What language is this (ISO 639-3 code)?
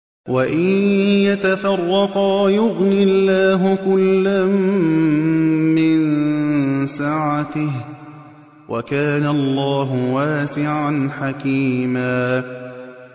ara